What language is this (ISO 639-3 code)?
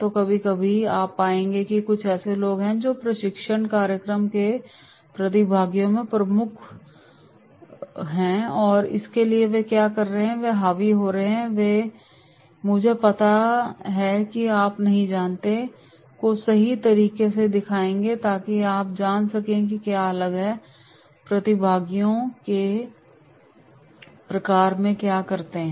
hin